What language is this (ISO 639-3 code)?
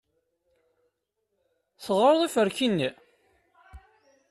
kab